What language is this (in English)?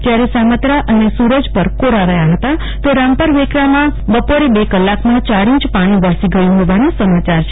Gujarati